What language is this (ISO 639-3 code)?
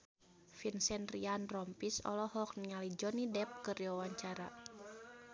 sun